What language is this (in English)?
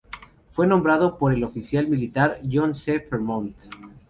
Spanish